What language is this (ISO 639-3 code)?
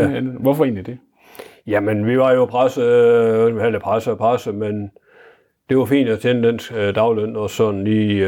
dan